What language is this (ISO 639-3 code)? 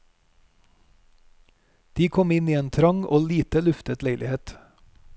nor